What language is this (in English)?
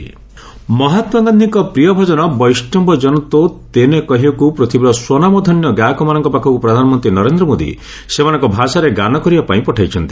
Odia